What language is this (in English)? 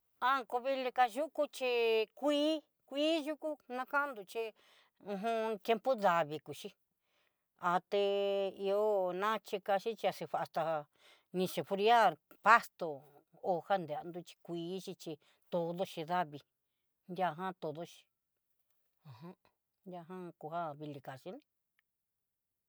Southeastern Nochixtlán Mixtec